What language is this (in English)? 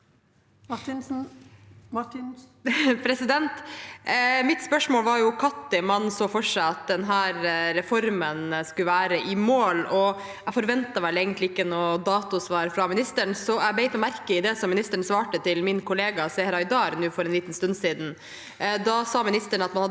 Norwegian